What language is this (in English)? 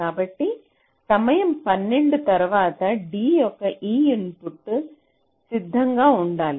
Telugu